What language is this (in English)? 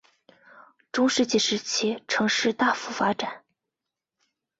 Chinese